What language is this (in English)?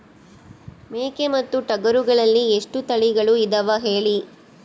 Kannada